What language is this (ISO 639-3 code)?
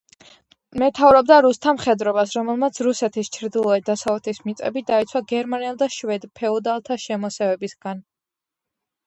kat